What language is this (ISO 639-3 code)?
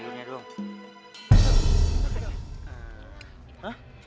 ind